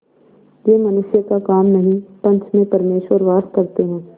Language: Hindi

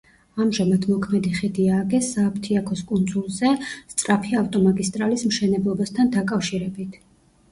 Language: Georgian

